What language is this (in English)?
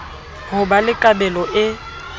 Southern Sotho